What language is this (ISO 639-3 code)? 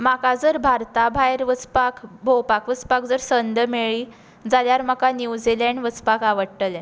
kok